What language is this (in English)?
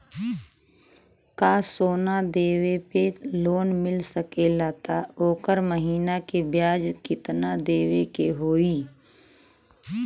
Bhojpuri